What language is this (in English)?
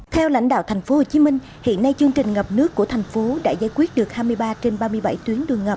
Vietnamese